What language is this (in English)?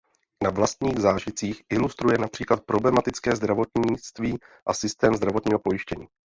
Czech